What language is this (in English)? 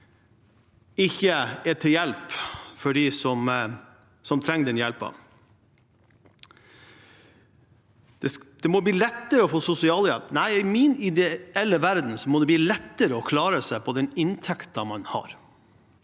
Norwegian